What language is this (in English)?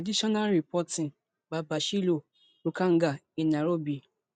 Nigerian Pidgin